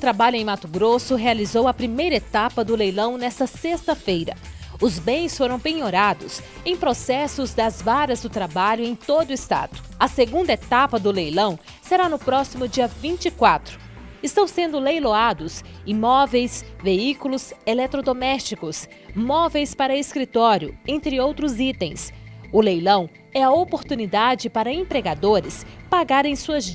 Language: Portuguese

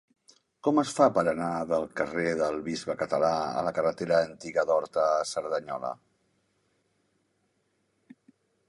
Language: Catalan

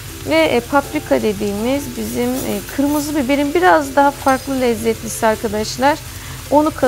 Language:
Turkish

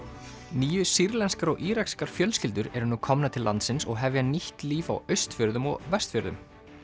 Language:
Icelandic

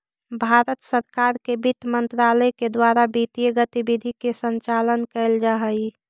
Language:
Magahi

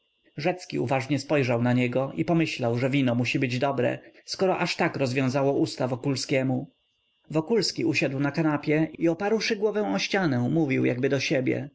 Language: Polish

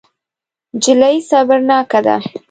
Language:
Pashto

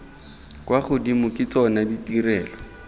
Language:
Tswana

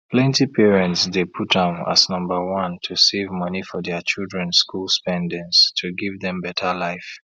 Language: Nigerian Pidgin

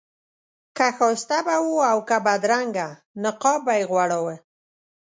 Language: Pashto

